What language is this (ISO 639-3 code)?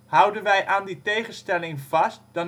nld